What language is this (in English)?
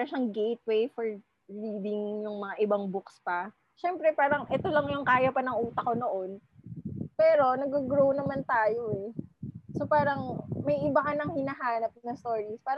Filipino